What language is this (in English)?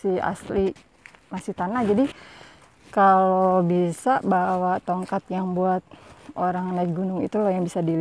Indonesian